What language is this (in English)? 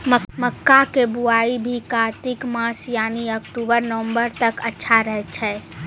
Maithili